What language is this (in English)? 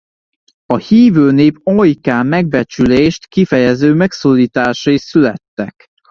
Hungarian